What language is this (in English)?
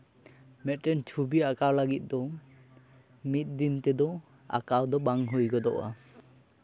Santali